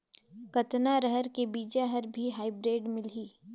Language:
Chhattisgarhi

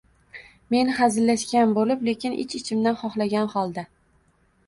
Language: Uzbek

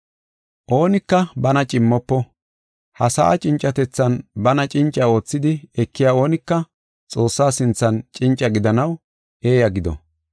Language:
Gofa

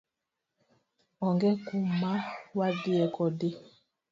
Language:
Luo (Kenya and Tanzania)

